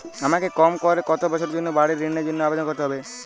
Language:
Bangla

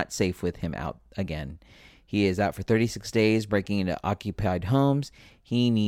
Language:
English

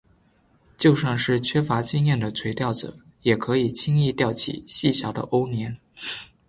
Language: Chinese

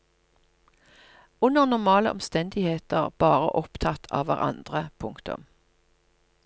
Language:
Norwegian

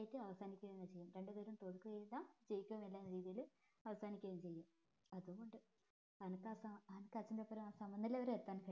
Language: Malayalam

